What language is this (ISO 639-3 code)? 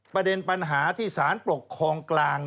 tha